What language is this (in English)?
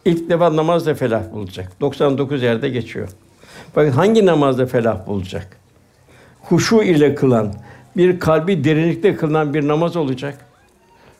Turkish